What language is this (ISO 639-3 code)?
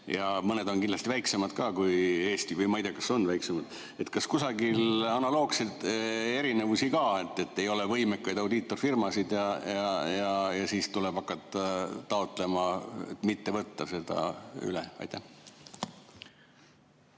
est